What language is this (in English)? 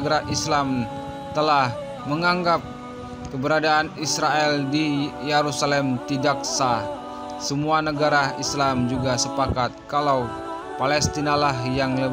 Indonesian